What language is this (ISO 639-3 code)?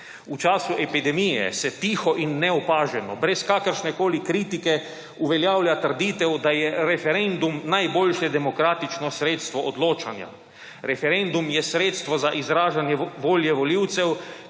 slv